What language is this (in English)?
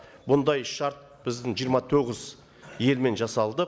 Kazakh